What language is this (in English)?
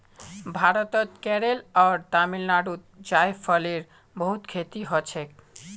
Magahi